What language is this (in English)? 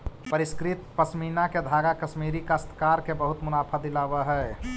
Magahi